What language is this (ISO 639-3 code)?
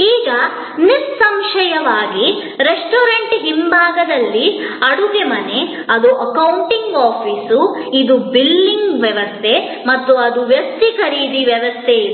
kan